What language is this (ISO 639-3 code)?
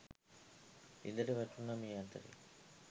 sin